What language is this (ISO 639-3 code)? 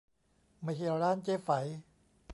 tha